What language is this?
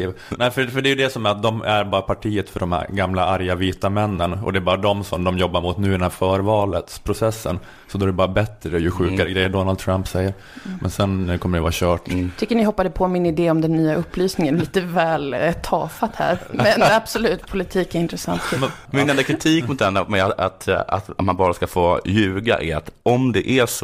Swedish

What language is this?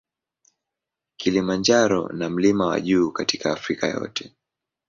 Swahili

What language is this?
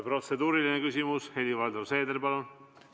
Estonian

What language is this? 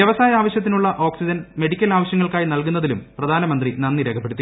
Malayalam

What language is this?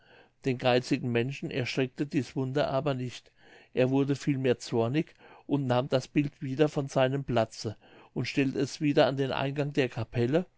German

